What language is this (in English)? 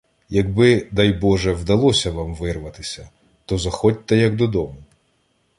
Ukrainian